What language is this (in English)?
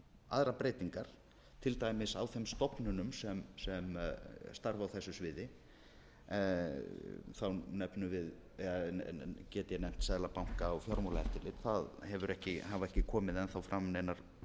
Icelandic